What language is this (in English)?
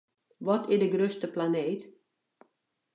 Western Frisian